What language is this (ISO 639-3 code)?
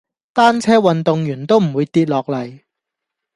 yue